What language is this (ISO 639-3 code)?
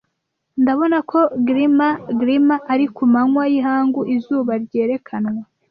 kin